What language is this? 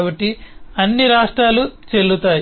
Telugu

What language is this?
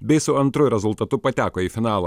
Lithuanian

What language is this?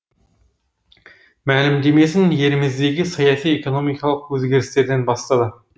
Kazakh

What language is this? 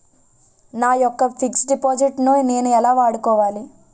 Telugu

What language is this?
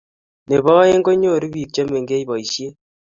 Kalenjin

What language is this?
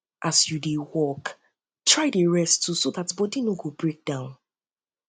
Nigerian Pidgin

